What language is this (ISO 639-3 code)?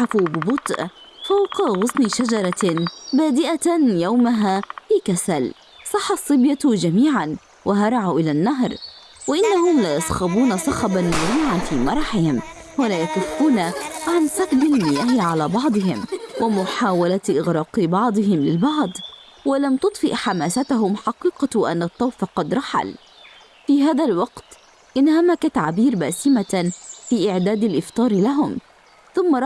ara